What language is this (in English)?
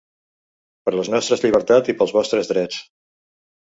Catalan